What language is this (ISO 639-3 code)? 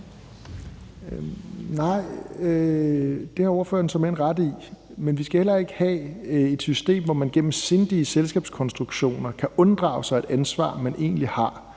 dan